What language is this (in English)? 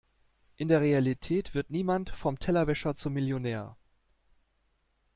German